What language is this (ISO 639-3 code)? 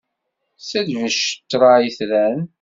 kab